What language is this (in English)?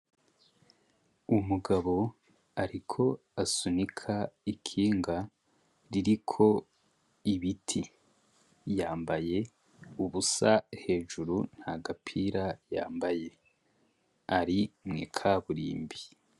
Rundi